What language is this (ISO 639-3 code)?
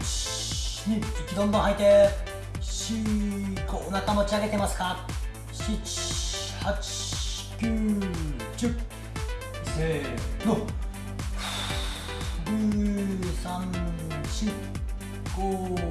jpn